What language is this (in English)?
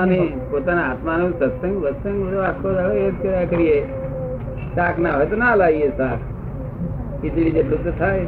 Gujarati